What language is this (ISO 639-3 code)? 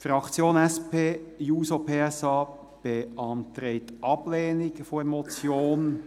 gsw